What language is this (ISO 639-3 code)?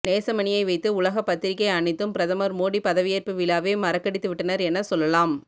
tam